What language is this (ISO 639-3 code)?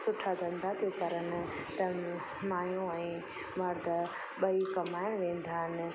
snd